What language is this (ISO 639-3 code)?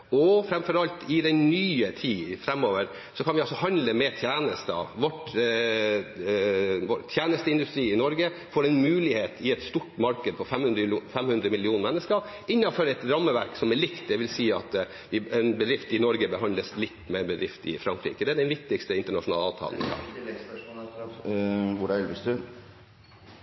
nor